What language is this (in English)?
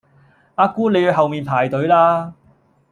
Cantonese